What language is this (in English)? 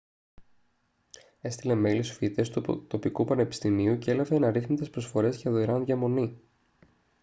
Greek